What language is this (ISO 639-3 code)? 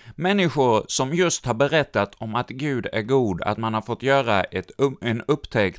swe